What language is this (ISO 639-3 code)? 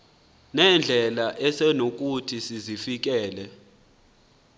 xho